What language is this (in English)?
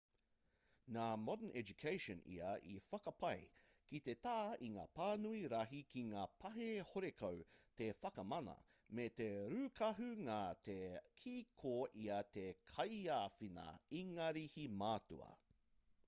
Māori